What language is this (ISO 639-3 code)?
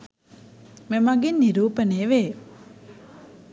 sin